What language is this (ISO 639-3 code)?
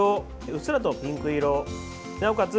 jpn